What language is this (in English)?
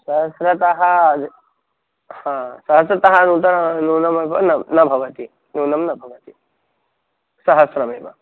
Sanskrit